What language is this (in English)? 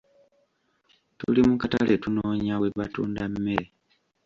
Ganda